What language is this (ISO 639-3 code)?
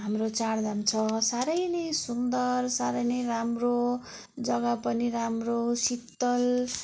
nep